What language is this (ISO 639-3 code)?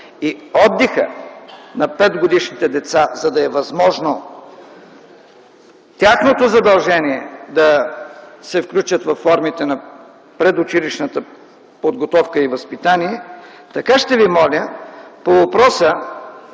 bul